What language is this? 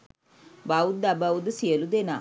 Sinhala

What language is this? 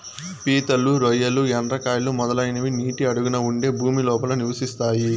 Telugu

